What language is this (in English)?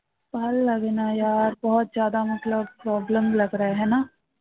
Bangla